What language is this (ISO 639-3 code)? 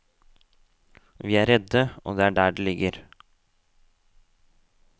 nor